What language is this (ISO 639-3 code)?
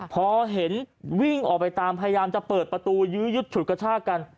tha